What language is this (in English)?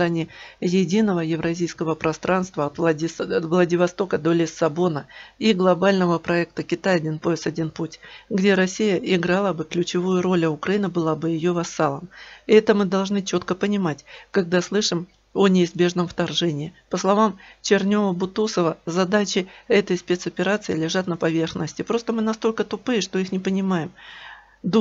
Russian